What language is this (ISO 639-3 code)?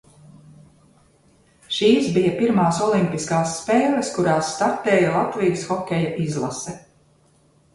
lav